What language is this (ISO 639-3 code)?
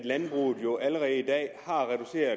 dan